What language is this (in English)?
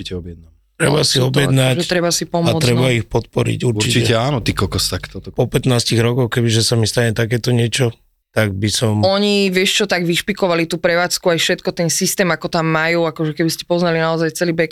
Slovak